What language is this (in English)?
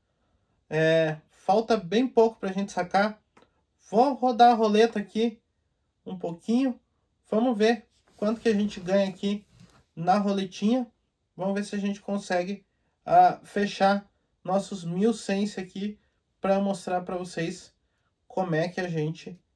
Portuguese